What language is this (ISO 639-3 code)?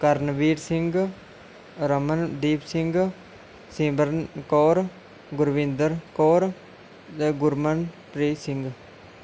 pan